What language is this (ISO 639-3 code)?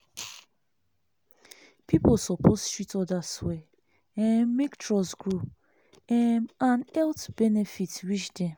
pcm